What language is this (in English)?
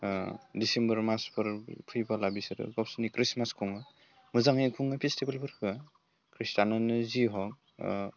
Bodo